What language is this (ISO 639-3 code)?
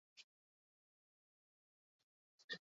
eus